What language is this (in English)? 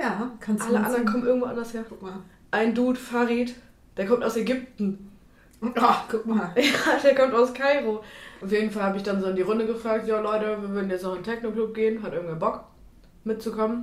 German